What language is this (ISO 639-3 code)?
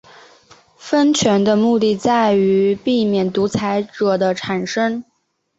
zho